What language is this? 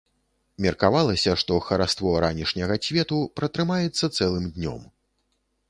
Belarusian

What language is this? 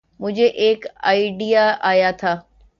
Urdu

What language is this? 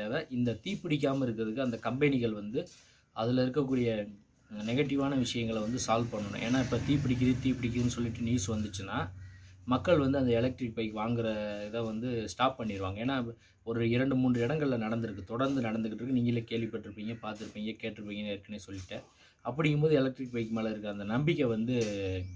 Romanian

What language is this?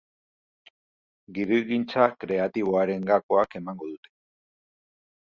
Basque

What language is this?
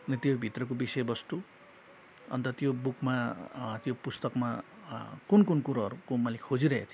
Nepali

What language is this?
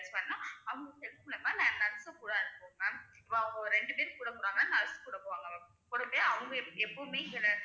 Tamil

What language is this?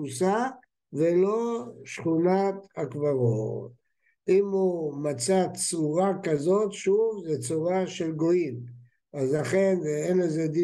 Hebrew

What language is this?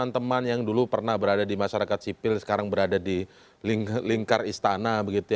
Indonesian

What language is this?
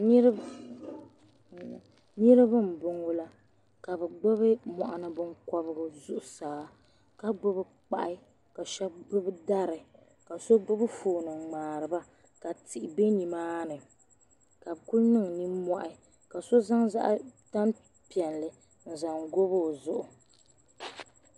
Dagbani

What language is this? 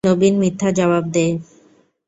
Bangla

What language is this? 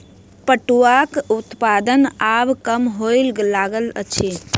Maithili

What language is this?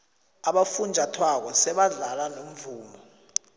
South Ndebele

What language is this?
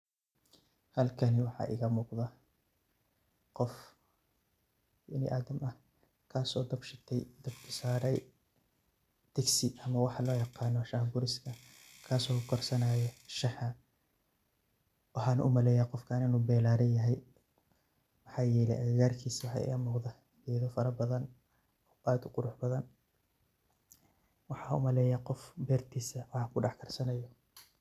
Somali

